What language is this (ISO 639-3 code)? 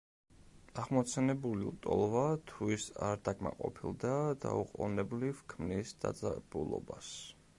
kat